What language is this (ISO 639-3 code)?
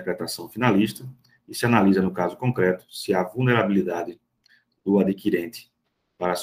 por